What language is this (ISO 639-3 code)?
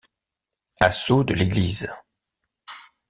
fra